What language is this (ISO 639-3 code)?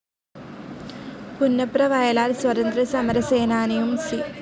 mal